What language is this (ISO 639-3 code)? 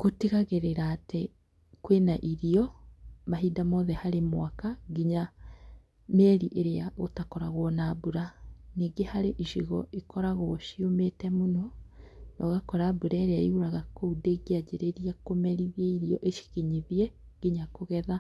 kik